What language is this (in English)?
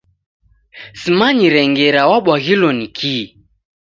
Taita